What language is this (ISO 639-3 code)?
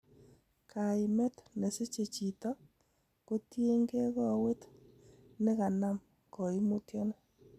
kln